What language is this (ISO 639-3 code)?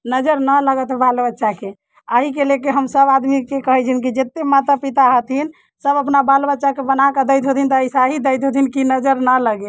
mai